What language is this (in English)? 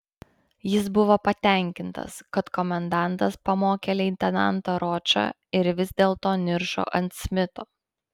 Lithuanian